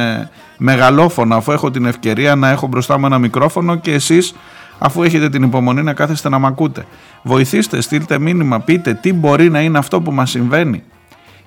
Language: Greek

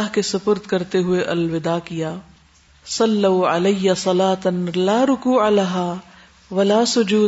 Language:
Urdu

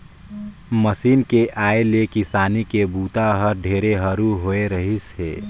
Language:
Chhattisgarhi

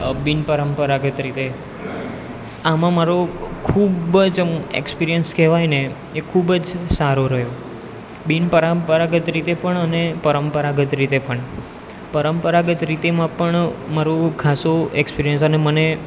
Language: Gujarati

